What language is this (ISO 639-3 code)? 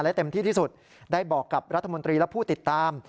tha